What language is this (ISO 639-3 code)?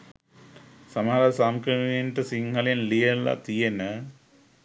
sin